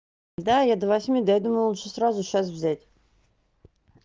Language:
Russian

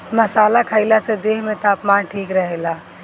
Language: Bhojpuri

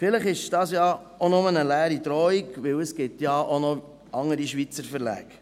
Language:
Swiss German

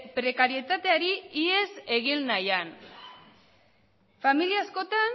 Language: Basque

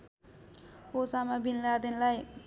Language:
Nepali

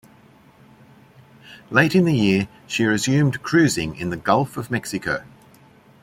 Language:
English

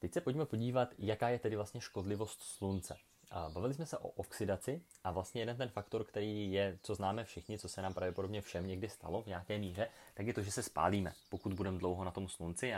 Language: Czech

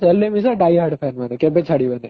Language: Odia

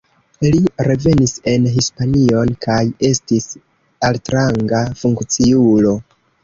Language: Esperanto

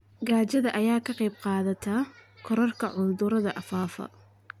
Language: Somali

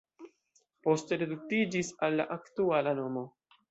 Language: Esperanto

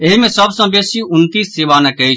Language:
Maithili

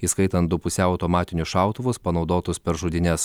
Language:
Lithuanian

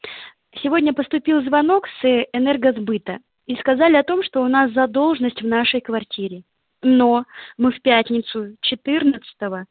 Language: Russian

